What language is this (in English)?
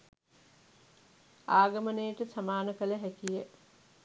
Sinhala